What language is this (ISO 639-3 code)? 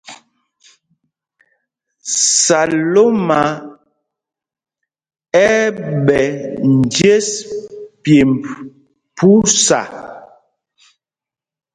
mgg